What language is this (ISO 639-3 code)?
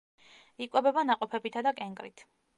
kat